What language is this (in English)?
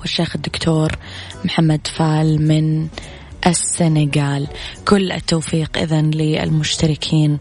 Arabic